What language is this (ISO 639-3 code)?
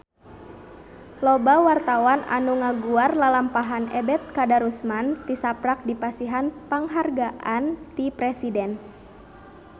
sun